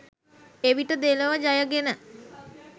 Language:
Sinhala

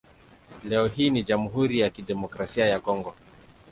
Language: Swahili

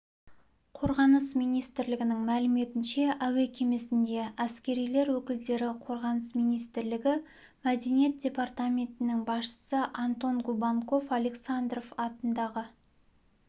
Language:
Kazakh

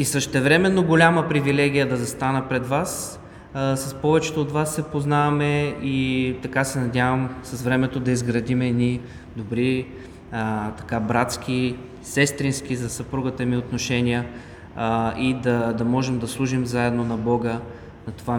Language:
Bulgarian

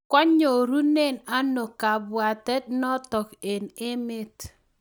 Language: Kalenjin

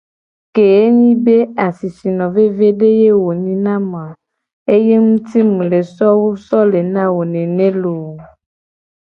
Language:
Gen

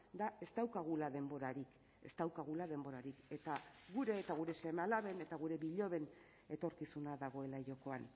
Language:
Basque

